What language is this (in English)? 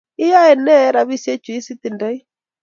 Kalenjin